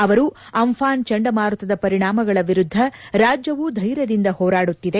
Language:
Kannada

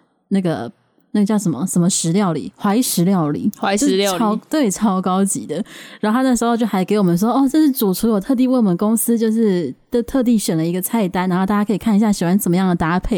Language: Chinese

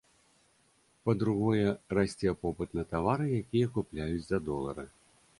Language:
Belarusian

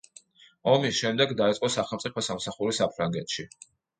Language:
Georgian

